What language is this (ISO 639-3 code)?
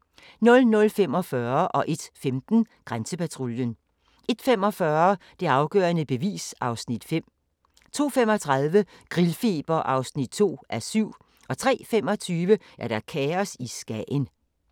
dan